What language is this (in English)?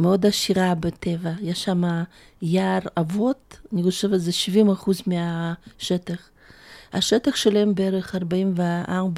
Hebrew